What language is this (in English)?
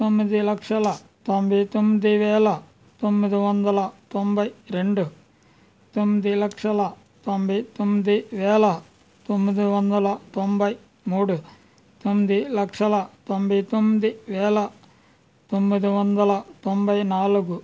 Telugu